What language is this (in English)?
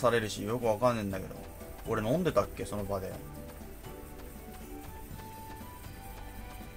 Japanese